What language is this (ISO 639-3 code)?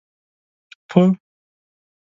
pus